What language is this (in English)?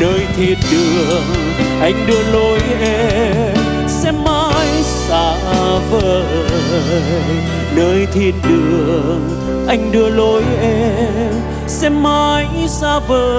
Vietnamese